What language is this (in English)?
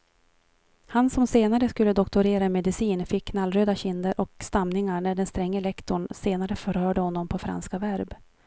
Swedish